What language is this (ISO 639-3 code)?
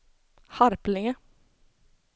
swe